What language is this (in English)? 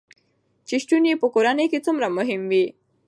Pashto